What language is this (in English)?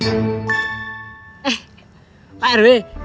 Indonesian